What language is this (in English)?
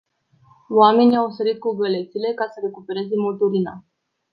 Romanian